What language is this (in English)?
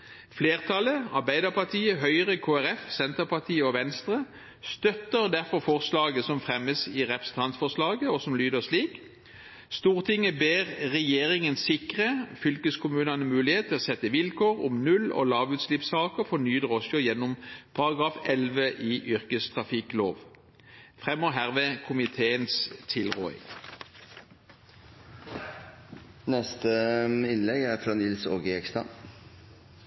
Norwegian Bokmål